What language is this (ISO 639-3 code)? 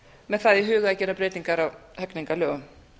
isl